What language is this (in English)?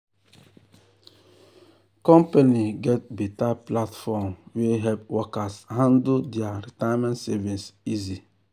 Nigerian Pidgin